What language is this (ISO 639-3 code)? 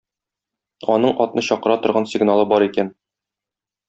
tat